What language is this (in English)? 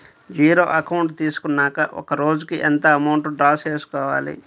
Telugu